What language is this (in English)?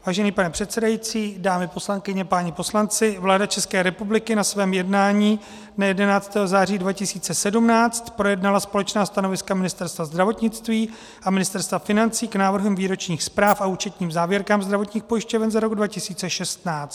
Czech